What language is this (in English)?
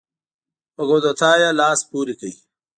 Pashto